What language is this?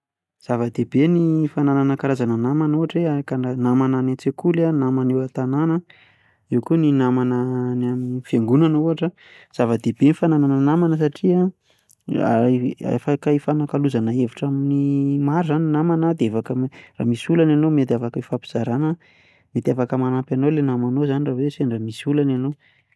Malagasy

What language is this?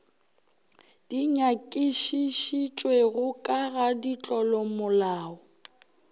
Northern Sotho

